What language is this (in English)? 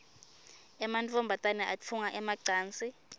Swati